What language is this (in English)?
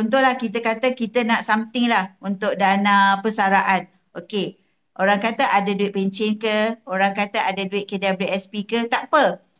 Malay